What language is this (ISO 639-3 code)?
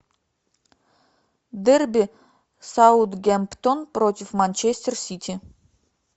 rus